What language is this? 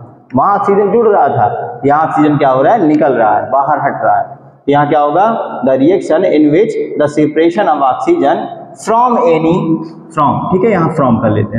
Hindi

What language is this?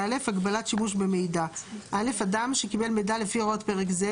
Hebrew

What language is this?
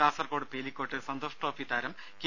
Malayalam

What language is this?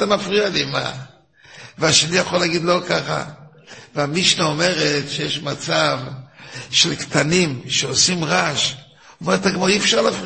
Hebrew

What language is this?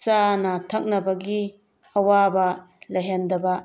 Manipuri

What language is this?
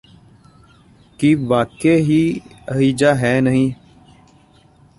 Punjabi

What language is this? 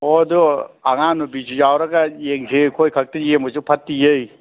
Manipuri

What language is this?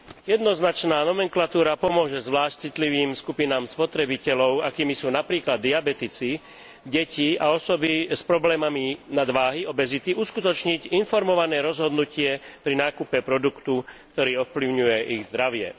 Slovak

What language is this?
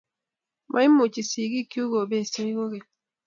Kalenjin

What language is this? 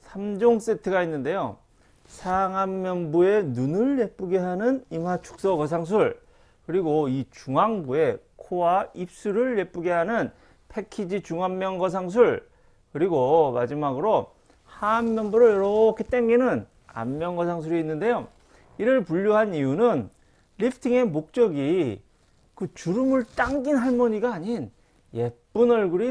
Korean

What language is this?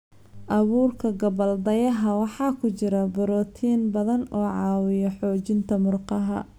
Somali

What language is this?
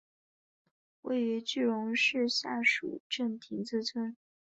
Chinese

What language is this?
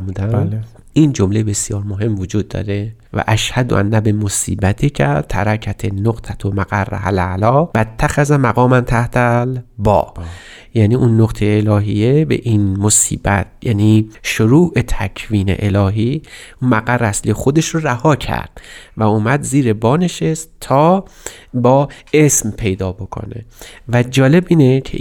Persian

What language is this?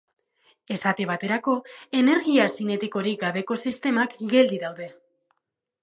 Basque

